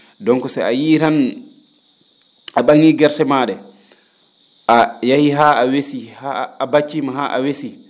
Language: Fula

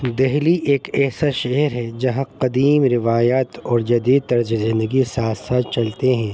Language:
Urdu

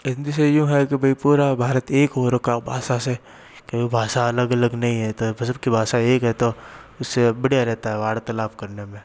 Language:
Hindi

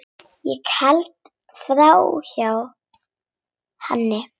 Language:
Icelandic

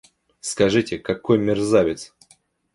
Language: Russian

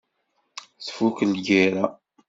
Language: Kabyle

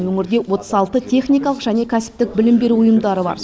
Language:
Kazakh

